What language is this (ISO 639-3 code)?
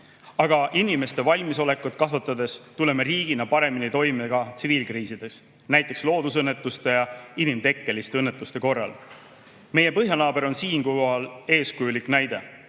est